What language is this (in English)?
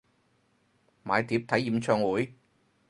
Cantonese